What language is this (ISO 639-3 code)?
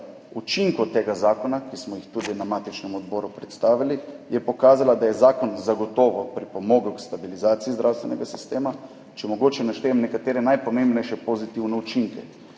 slv